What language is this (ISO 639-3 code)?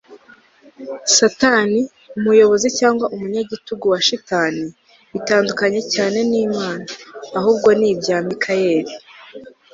kin